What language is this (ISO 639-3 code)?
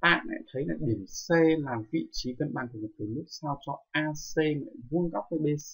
vie